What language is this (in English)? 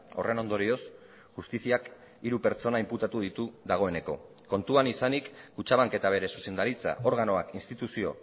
Basque